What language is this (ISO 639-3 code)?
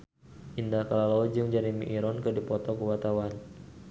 sun